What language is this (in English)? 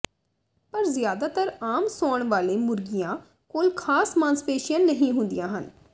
Punjabi